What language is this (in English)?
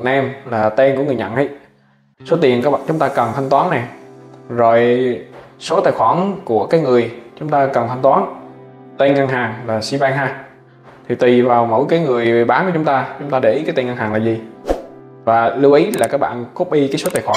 Vietnamese